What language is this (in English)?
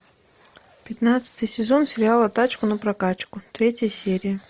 Russian